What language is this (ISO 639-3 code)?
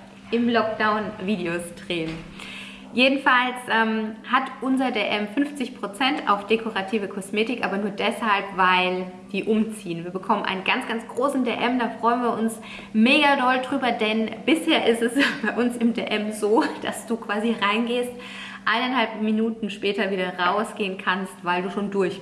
deu